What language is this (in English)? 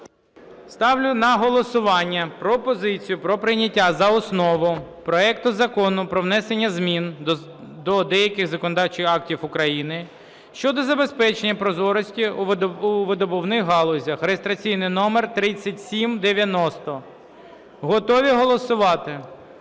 Ukrainian